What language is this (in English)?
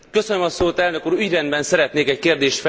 Hungarian